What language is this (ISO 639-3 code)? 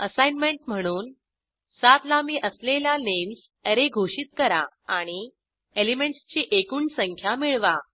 mar